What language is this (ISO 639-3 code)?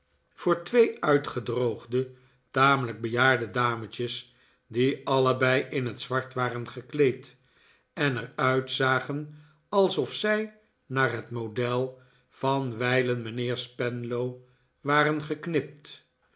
nld